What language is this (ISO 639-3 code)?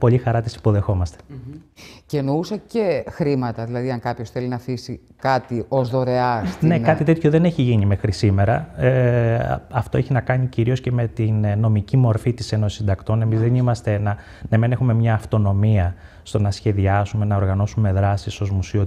ell